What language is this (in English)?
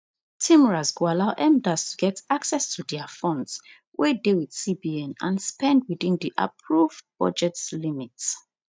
Nigerian Pidgin